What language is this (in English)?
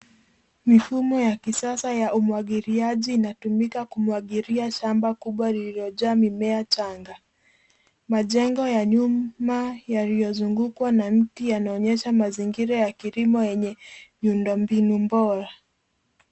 Swahili